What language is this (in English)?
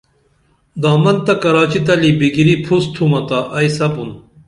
Dameli